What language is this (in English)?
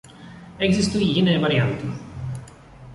Czech